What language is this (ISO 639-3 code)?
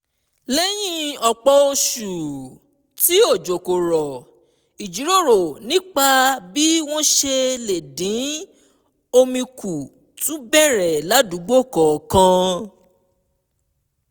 yor